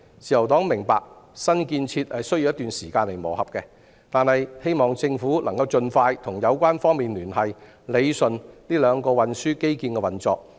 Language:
Cantonese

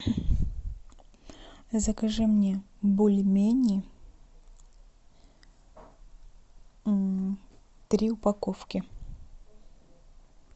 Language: Russian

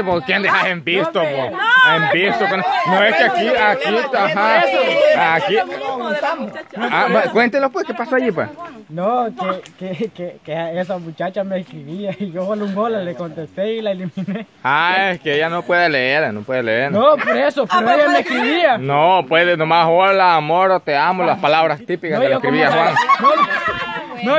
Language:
Spanish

